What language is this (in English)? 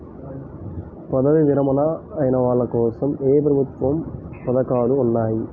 Telugu